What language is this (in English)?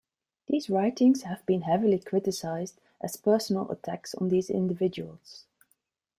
English